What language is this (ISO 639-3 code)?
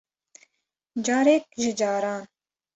kur